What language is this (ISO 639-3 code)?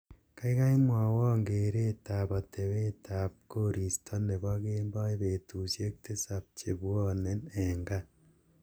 kln